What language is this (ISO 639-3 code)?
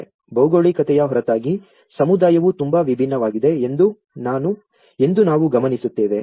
kan